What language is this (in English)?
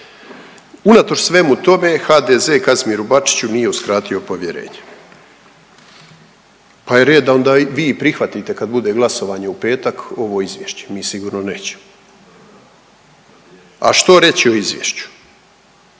Croatian